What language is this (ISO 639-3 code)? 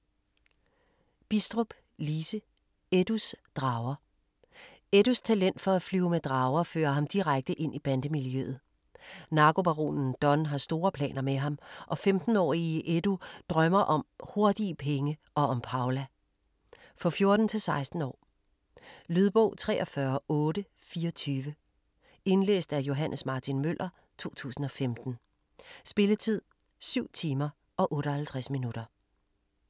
dan